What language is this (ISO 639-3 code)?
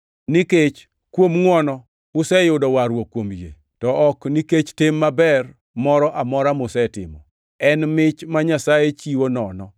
luo